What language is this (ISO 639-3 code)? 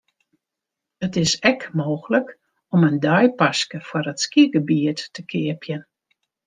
fry